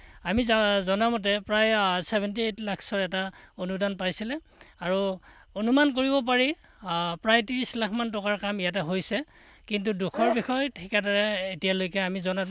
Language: Bangla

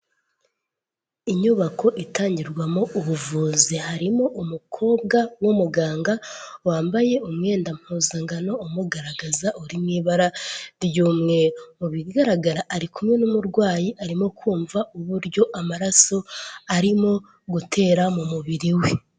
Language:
Kinyarwanda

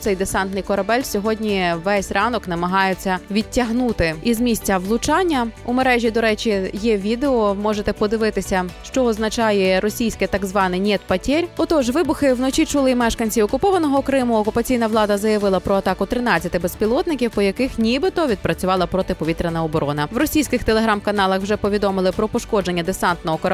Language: Ukrainian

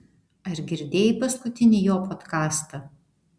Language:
Lithuanian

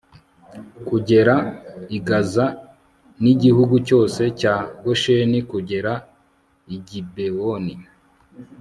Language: Kinyarwanda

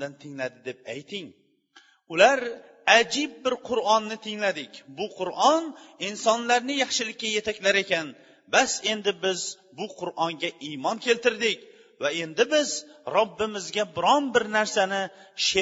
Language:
Bulgarian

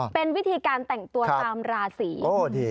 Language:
Thai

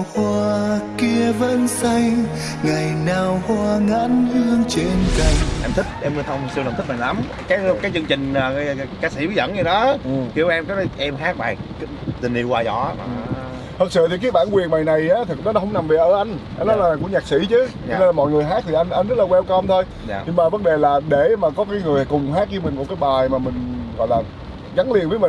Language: Vietnamese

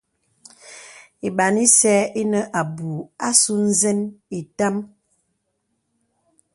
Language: Bebele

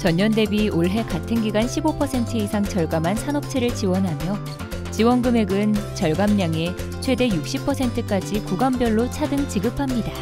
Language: Korean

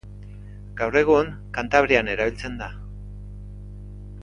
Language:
Basque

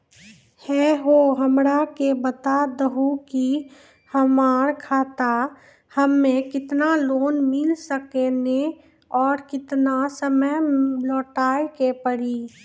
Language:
Maithili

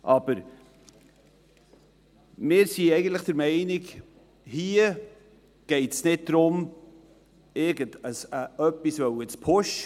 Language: Swiss German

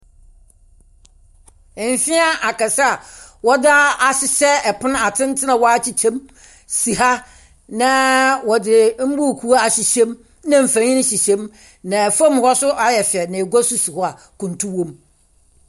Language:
Akan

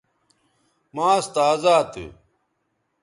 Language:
Bateri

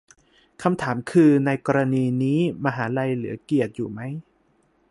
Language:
Thai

